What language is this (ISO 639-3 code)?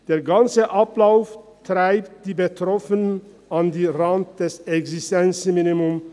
gsw